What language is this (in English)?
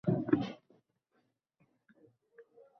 Uzbek